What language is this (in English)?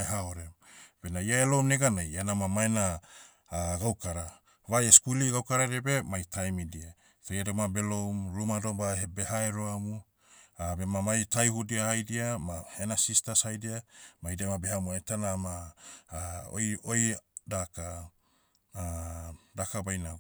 Motu